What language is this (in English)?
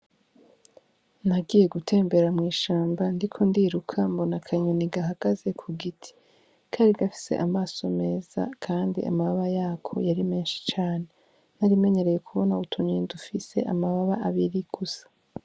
Rundi